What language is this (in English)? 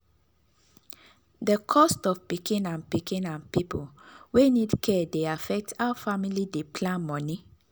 Nigerian Pidgin